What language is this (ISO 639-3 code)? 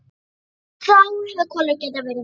isl